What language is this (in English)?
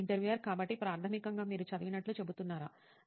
Telugu